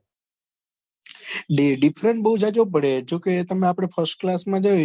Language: Gujarati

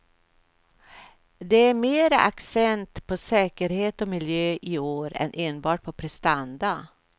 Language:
Swedish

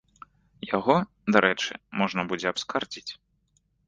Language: Belarusian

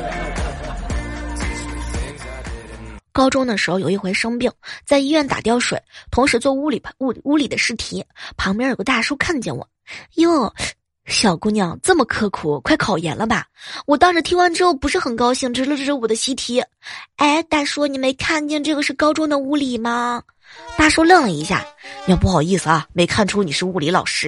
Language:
Chinese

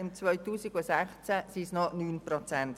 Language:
Swiss German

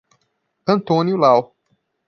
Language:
Portuguese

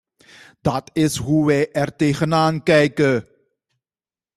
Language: Dutch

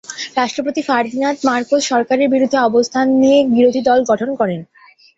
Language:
Bangla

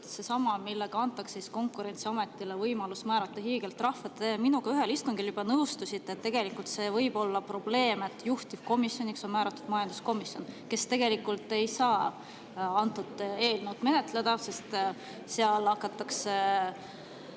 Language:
Estonian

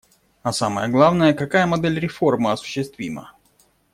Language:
Russian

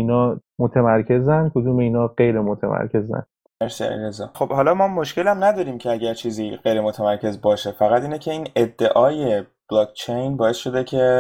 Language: Persian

